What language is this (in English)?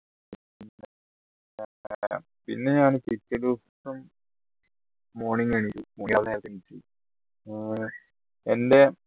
Malayalam